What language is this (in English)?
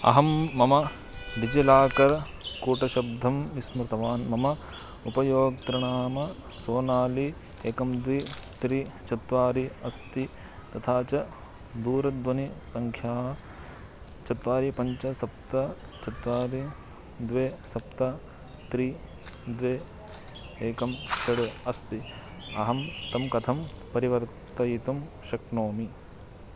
Sanskrit